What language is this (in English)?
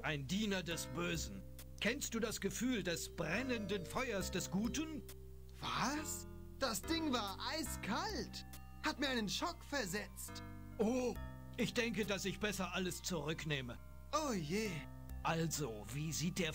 German